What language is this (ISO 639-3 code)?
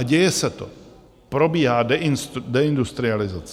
ces